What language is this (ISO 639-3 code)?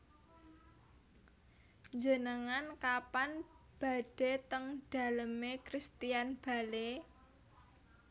jav